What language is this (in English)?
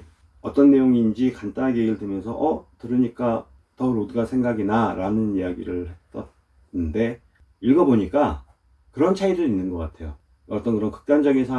Korean